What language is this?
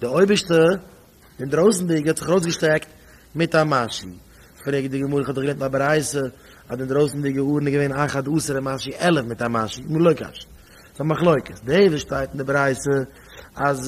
Dutch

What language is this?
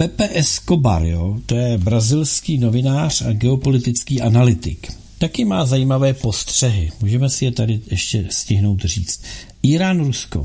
Czech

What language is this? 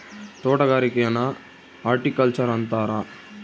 Kannada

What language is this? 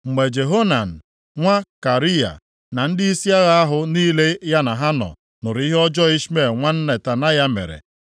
Igbo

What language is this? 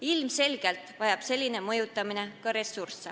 Estonian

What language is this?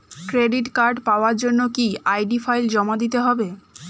Bangla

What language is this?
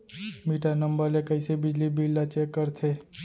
Chhattisgarhi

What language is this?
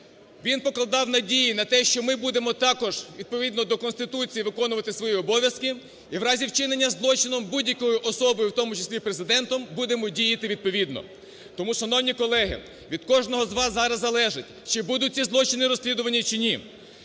Ukrainian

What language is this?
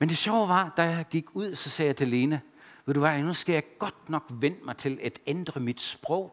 Danish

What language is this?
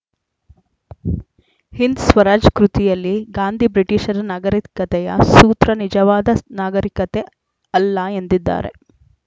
Kannada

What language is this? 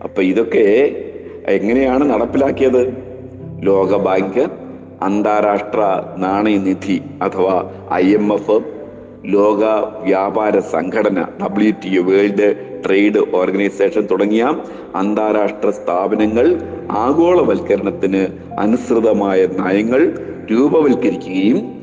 Malayalam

